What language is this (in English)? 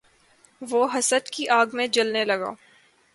Urdu